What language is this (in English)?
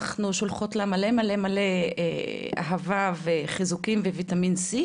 Hebrew